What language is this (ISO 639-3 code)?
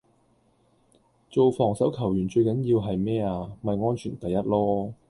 yue